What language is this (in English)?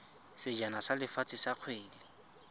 Tswana